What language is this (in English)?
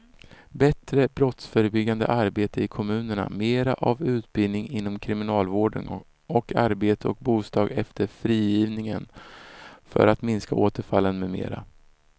Swedish